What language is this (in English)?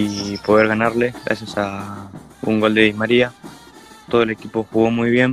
Spanish